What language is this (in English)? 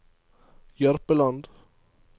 Norwegian